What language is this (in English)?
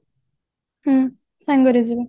Odia